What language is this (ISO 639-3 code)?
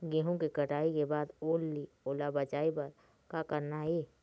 hne